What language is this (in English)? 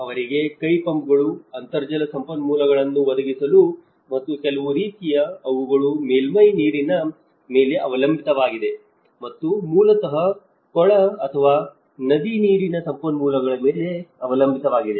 Kannada